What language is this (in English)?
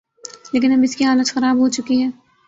Urdu